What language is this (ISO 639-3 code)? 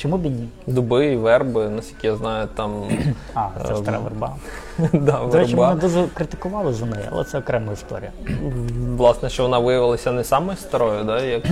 ukr